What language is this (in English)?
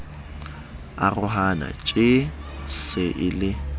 Southern Sotho